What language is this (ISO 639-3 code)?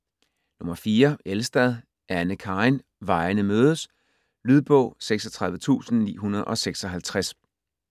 dan